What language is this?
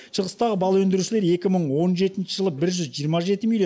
Kazakh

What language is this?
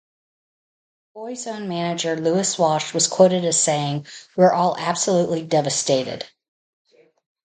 English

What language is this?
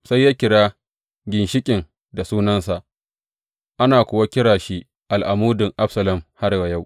Hausa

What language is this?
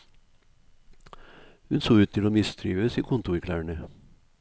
Norwegian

